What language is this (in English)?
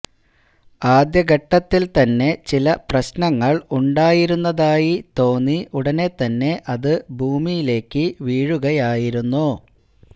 Malayalam